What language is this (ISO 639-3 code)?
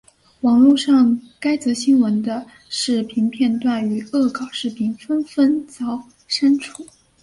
zho